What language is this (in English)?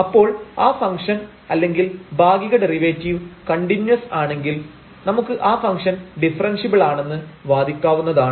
Malayalam